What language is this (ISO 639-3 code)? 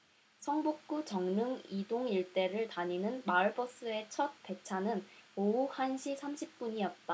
kor